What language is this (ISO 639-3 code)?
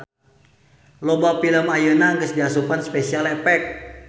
sun